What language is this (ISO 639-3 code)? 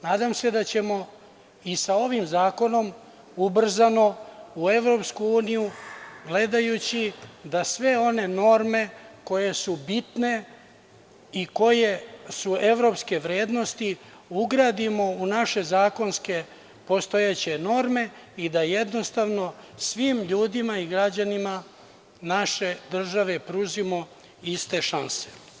srp